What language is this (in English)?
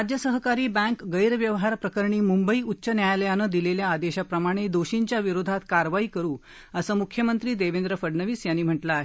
Marathi